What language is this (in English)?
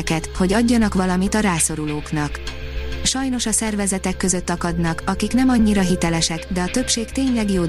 Hungarian